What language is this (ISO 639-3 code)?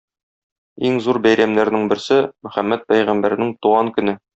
tat